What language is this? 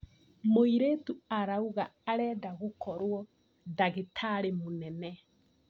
Kikuyu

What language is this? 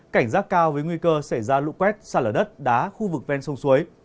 Vietnamese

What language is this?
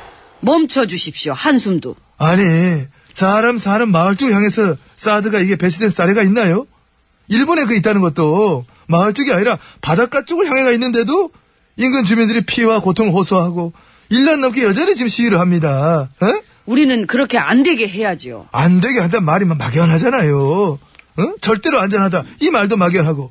Korean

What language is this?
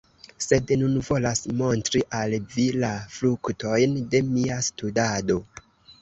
Esperanto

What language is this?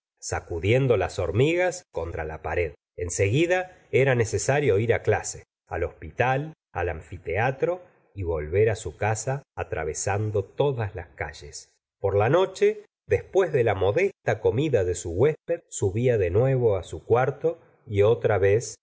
Spanish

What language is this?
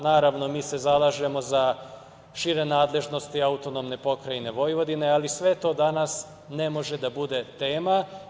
Serbian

